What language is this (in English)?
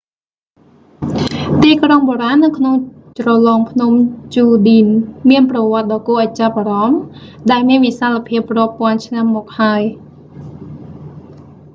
Khmer